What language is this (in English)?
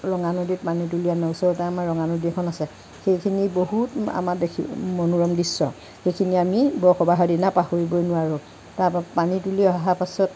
Assamese